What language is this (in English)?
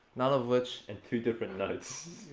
English